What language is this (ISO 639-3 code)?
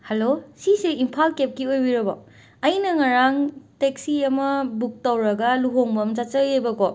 mni